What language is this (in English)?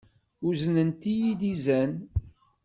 Kabyle